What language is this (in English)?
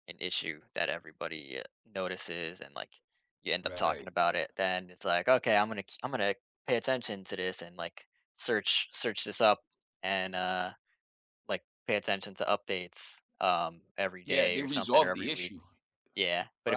English